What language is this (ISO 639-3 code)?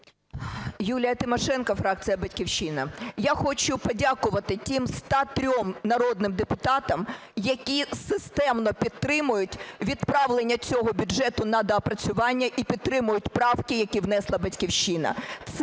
ukr